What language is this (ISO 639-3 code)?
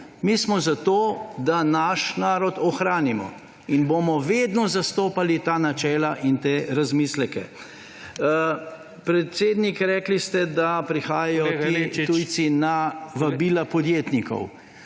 slv